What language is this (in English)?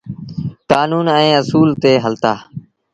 Sindhi Bhil